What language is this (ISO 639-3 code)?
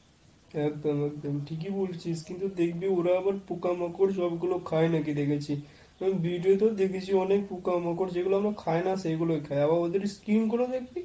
ben